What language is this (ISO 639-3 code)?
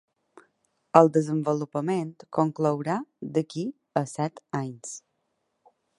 cat